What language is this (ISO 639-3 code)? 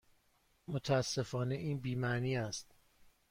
fas